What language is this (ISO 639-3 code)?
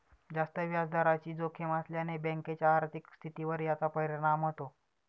mar